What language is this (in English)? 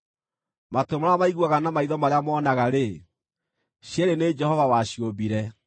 Kikuyu